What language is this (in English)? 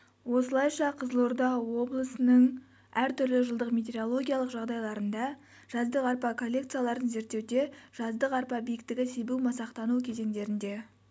Kazakh